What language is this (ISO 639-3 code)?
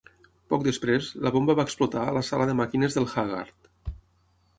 cat